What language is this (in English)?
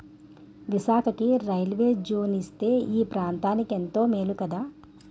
Telugu